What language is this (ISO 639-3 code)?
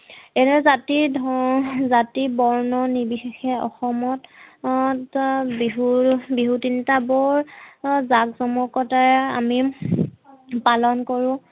asm